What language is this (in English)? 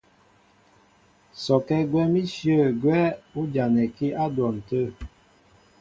Mbo (Cameroon)